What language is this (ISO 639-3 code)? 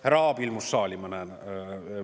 est